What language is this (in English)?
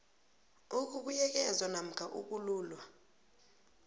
South Ndebele